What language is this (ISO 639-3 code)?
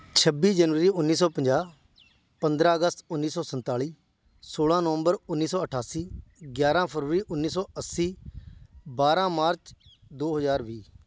pan